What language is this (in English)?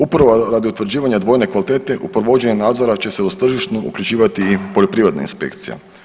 Croatian